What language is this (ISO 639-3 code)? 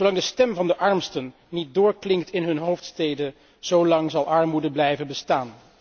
nld